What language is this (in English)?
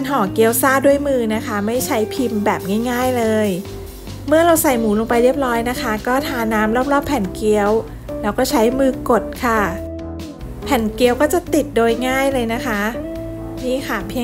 Thai